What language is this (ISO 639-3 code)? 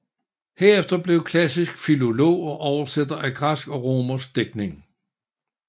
dan